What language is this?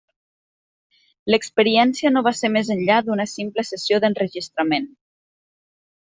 Catalan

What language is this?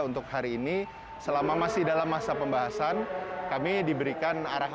Indonesian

